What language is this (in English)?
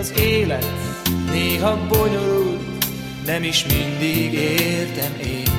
Hungarian